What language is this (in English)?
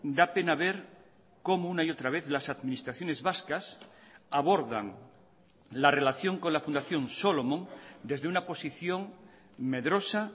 Spanish